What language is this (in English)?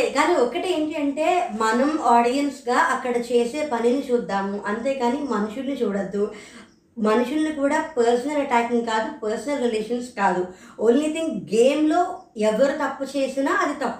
Telugu